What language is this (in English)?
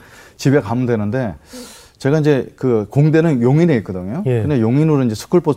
Korean